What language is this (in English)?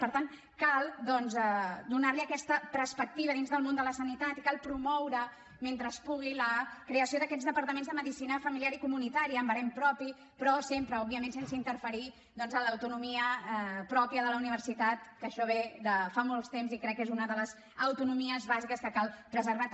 Catalan